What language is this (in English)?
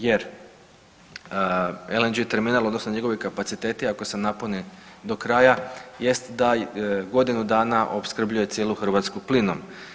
Croatian